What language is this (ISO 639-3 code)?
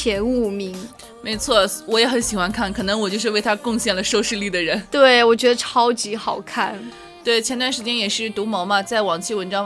zho